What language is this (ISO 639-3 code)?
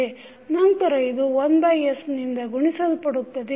kan